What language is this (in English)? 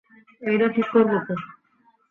Bangla